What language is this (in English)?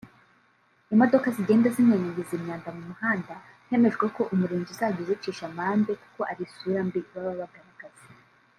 Kinyarwanda